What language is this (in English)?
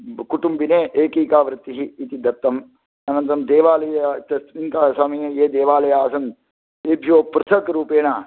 Sanskrit